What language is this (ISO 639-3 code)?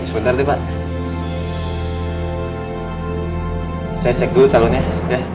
ind